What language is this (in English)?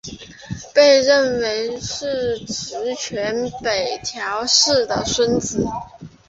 Chinese